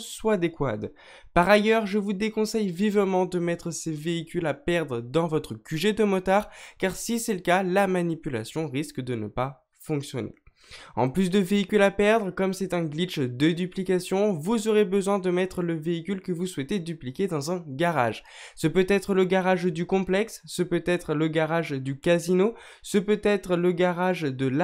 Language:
French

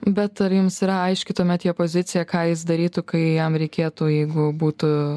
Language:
Lithuanian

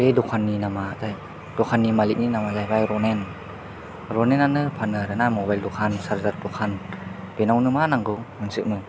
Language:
Bodo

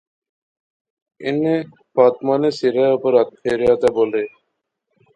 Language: Pahari-Potwari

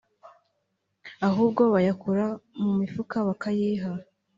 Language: Kinyarwanda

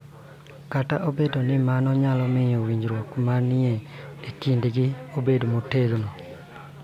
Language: Luo (Kenya and Tanzania)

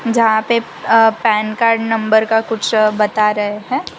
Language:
Hindi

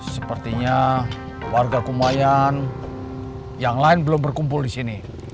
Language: Indonesian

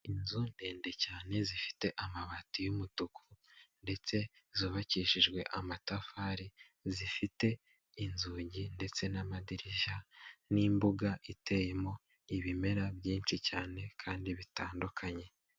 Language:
Kinyarwanda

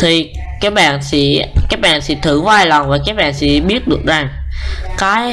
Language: Vietnamese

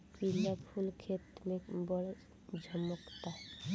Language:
Bhojpuri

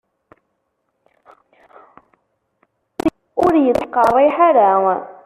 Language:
Kabyle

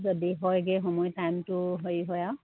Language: Assamese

